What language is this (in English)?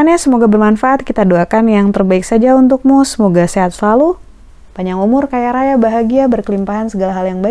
Indonesian